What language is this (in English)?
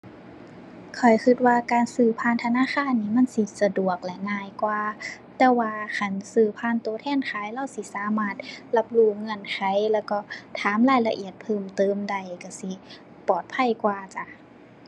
Thai